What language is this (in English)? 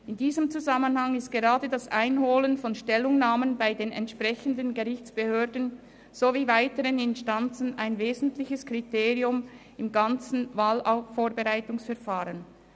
Swiss German